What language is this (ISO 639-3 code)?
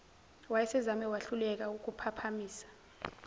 zul